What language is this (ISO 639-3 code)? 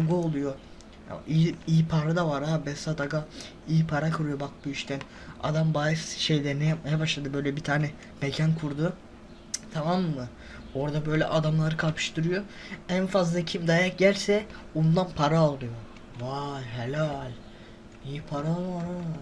tur